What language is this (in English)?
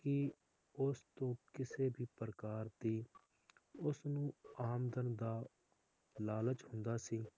Punjabi